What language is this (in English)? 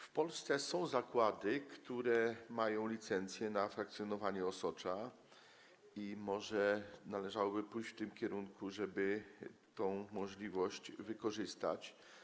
Polish